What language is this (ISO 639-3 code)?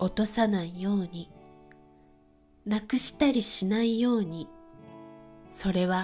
jpn